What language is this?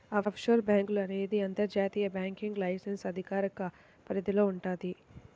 Telugu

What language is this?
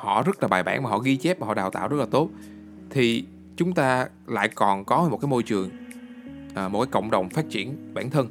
Vietnamese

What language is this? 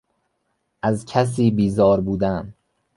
Persian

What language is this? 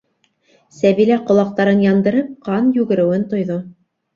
Bashkir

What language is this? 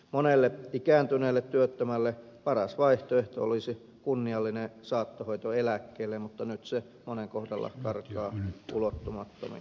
Finnish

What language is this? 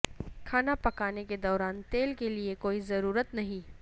Urdu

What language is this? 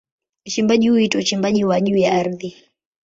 Swahili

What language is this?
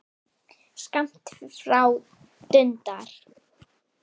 Icelandic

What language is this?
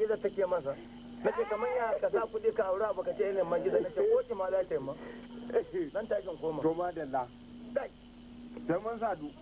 Turkish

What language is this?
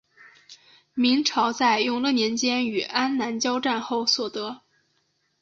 Chinese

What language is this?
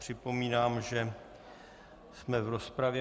Czech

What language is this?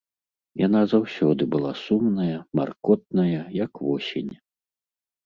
Belarusian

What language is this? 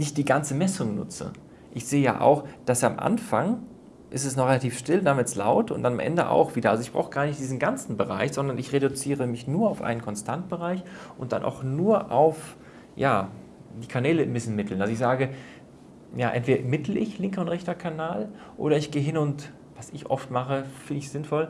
German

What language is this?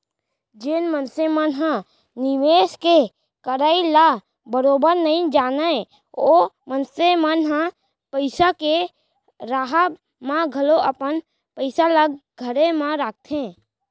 Chhattisgarhi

